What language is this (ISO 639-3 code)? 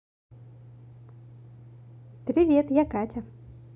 rus